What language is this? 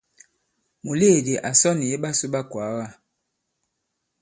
Bankon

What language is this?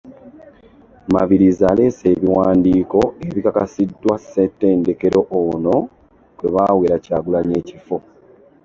Ganda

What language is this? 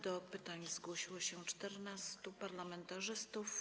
Polish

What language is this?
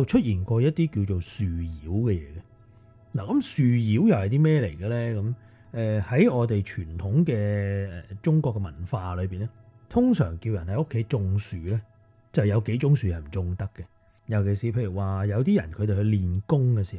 Chinese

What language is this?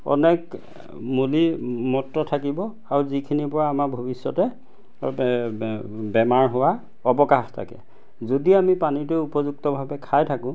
Assamese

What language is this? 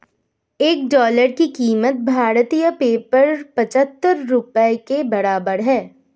Hindi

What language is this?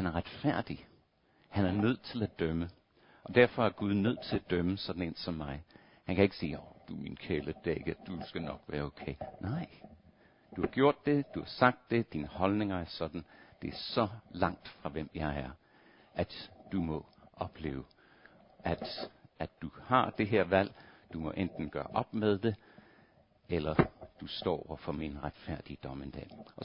Danish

